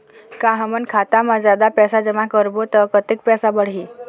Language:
Chhattisgarhi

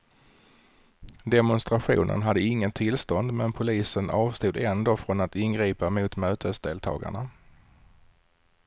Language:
Swedish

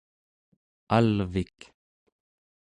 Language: Central Yupik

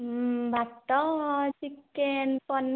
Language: Odia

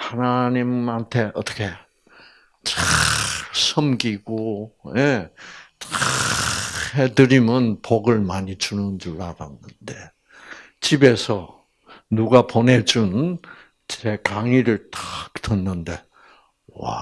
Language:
Korean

